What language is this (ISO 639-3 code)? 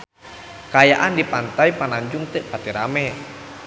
sun